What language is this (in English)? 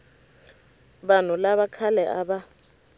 Tsonga